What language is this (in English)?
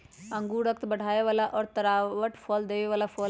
Magahi